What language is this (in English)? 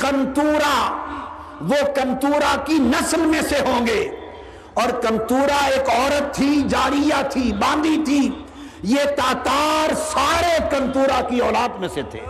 Urdu